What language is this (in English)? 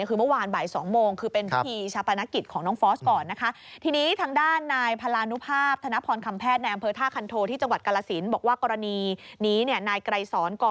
Thai